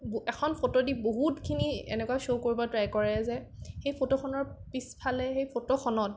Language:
Assamese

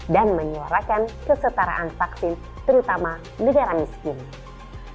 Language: Indonesian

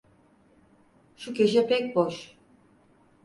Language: Turkish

